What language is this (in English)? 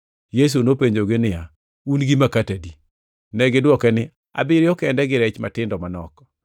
Luo (Kenya and Tanzania)